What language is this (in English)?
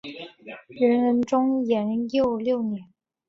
Chinese